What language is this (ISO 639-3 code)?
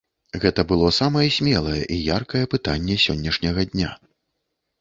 bel